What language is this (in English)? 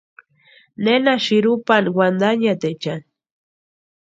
Western Highland Purepecha